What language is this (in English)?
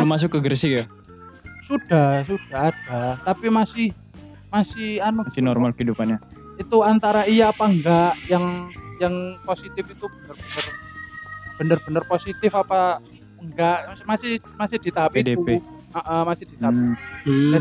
Indonesian